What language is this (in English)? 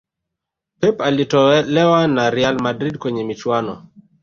Swahili